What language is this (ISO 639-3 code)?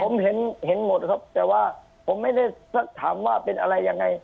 tha